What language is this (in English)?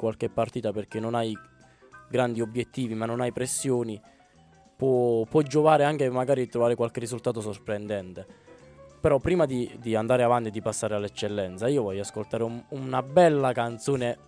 Italian